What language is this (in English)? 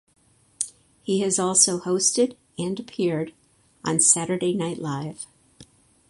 English